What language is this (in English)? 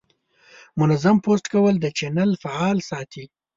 Pashto